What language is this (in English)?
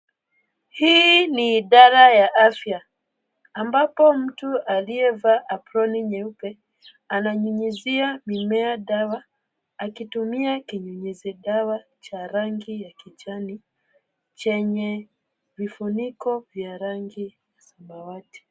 Swahili